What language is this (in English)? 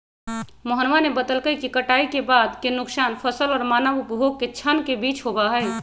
Magahi